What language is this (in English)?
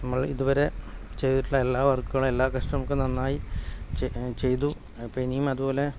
Malayalam